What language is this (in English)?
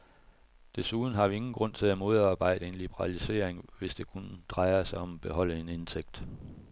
Danish